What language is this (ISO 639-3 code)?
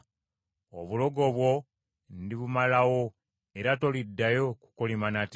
lug